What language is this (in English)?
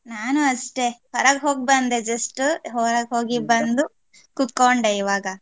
Kannada